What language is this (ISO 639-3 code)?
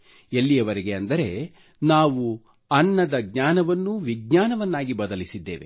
kan